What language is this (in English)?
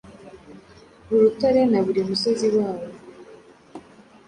Kinyarwanda